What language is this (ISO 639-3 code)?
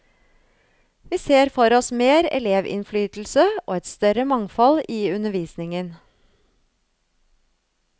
nor